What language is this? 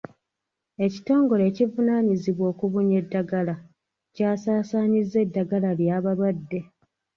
Ganda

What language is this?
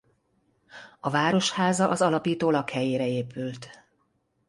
Hungarian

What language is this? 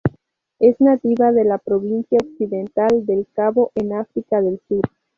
Spanish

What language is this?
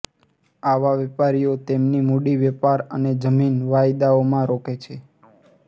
Gujarati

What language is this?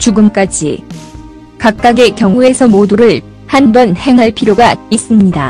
Korean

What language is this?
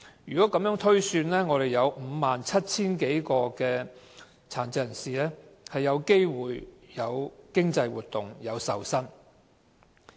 Cantonese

